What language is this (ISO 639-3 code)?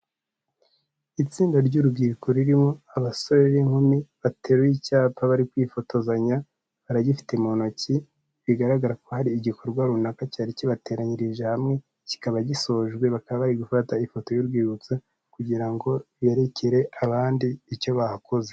kin